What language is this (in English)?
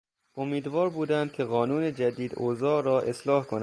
Persian